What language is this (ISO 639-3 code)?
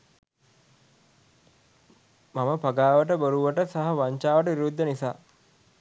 sin